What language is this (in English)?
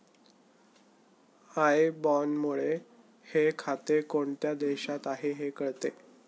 Marathi